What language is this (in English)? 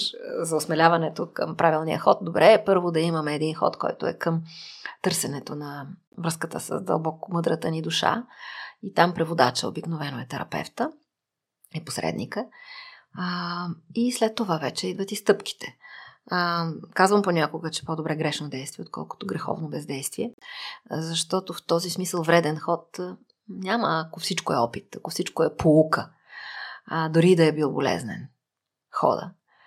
Bulgarian